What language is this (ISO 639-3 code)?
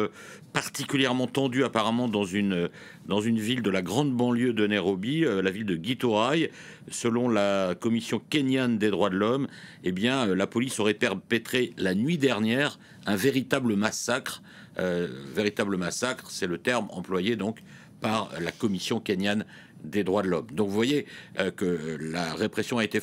fra